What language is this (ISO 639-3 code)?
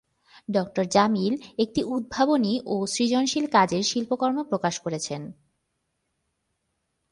ben